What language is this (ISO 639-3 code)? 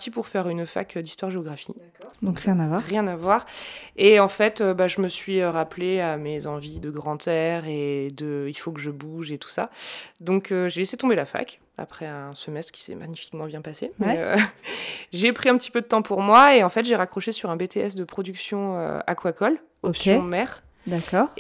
fra